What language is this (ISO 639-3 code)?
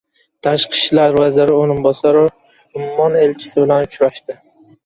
uzb